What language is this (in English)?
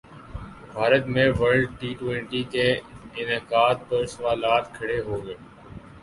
Urdu